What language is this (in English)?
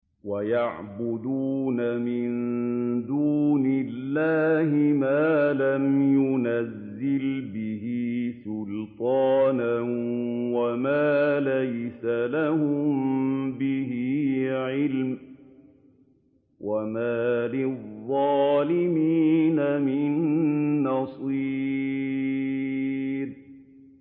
Arabic